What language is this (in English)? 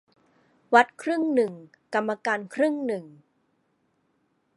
Thai